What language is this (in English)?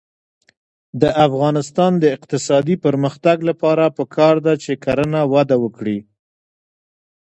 Pashto